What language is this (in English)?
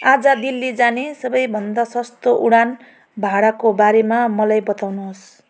Nepali